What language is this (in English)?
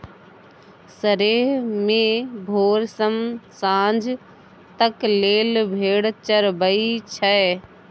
Maithili